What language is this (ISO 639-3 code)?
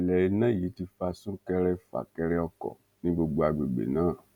yor